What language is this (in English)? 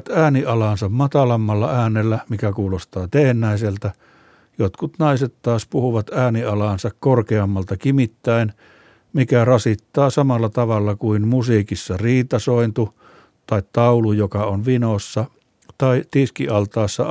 Finnish